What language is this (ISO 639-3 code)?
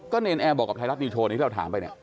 tha